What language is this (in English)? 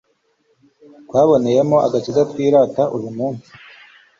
Kinyarwanda